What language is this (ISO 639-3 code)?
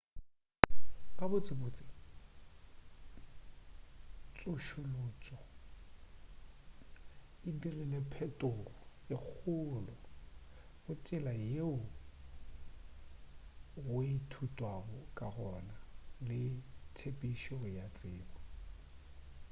nso